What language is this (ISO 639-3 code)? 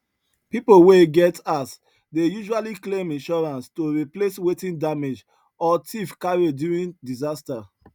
pcm